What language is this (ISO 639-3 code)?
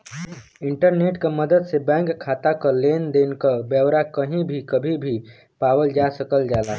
bho